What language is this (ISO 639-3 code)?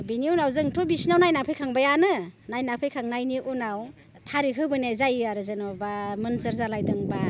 brx